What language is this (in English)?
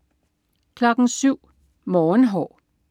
Danish